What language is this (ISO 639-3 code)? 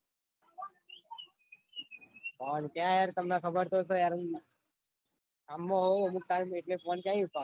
guj